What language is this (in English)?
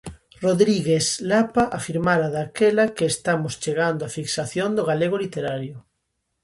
Galician